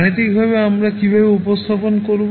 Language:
Bangla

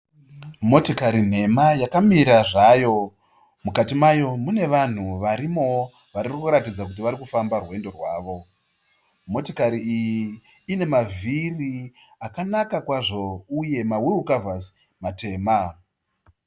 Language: Shona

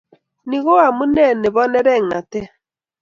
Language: Kalenjin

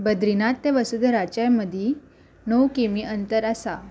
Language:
Konkani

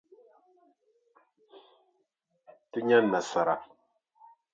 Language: Dagbani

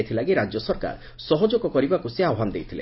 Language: Odia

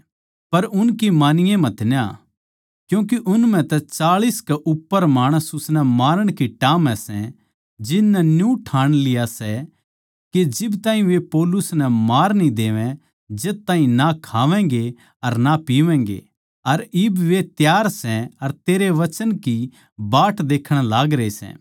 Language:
Haryanvi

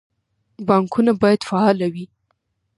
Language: Pashto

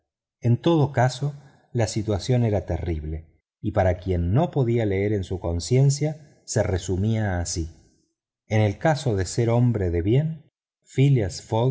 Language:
Spanish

